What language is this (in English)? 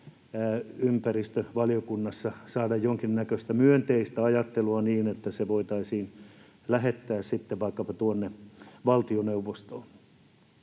Finnish